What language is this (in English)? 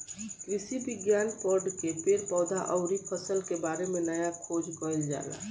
Bhojpuri